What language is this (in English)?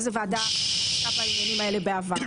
Hebrew